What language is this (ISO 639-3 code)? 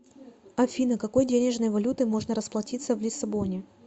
rus